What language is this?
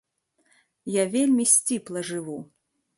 Belarusian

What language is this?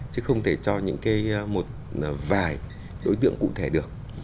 Vietnamese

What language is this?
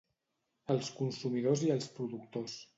Catalan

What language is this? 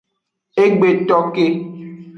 Aja (Benin)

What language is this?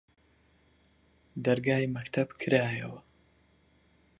Central Kurdish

